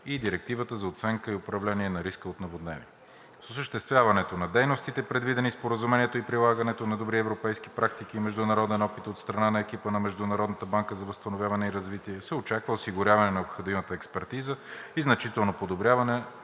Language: Bulgarian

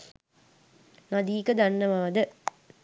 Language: Sinhala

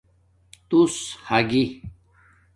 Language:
Domaaki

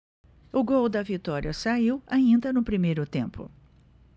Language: Portuguese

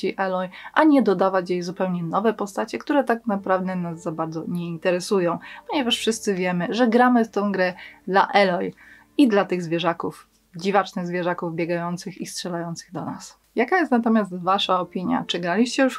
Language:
Polish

